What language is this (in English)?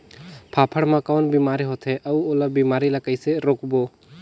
Chhattisgarhi